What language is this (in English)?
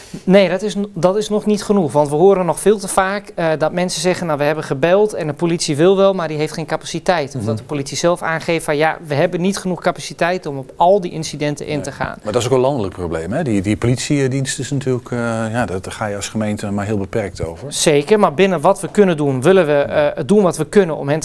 Dutch